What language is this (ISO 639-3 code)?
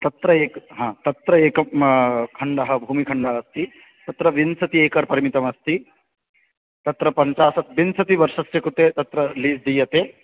san